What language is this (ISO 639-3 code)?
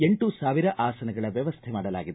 kan